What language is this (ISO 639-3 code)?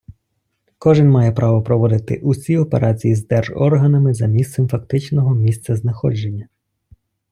ukr